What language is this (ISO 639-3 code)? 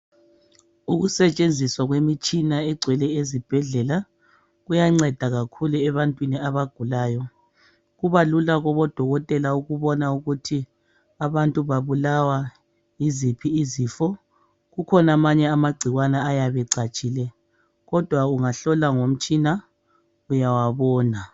nde